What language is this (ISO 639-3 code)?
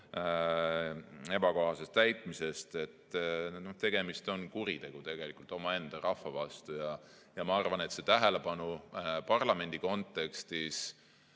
est